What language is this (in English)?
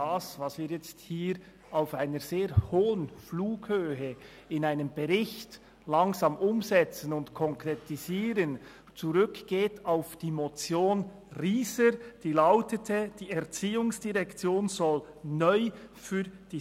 Swiss German